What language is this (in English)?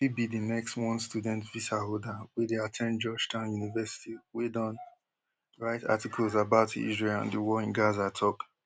Nigerian Pidgin